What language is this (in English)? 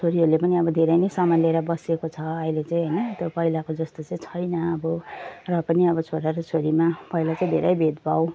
Nepali